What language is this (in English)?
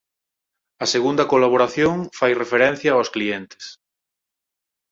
Galician